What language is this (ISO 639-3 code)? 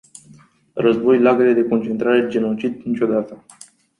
ron